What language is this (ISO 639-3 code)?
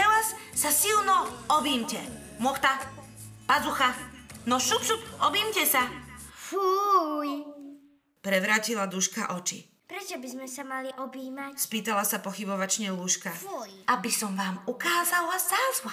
slk